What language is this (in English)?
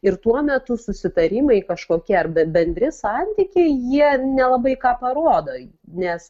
Lithuanian